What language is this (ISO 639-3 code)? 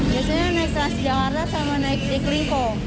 ind